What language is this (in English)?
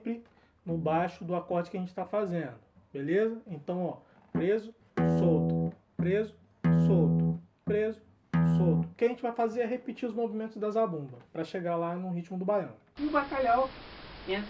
Portuguese